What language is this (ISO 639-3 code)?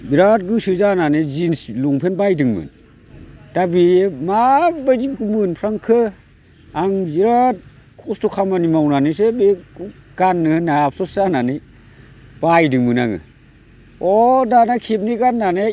brx